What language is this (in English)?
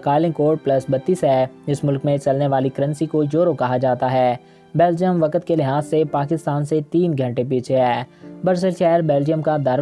Urdu